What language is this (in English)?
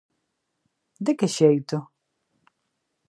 Galician